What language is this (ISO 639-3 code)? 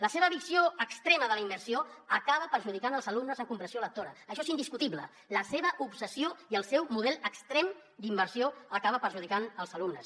cat